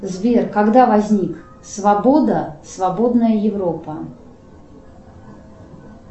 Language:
Russian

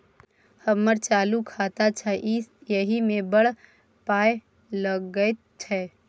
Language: Maithili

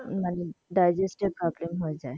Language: Bangla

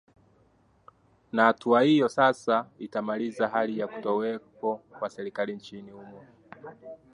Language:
Swahili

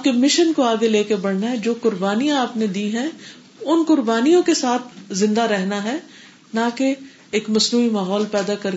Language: Urdu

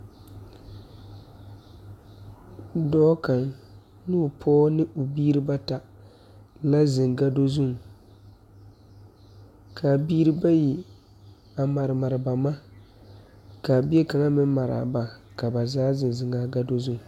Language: Southern Dagaare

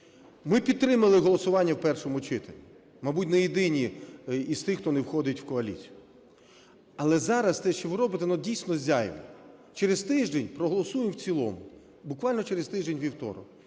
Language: Ukrainian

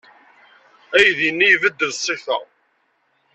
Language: Kabyle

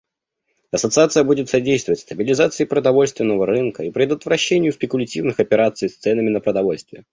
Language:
Russian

